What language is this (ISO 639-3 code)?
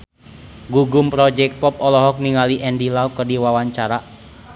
sun